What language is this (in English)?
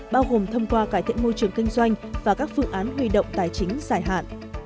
Vietnamese